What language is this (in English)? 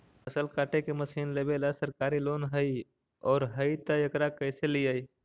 Magahi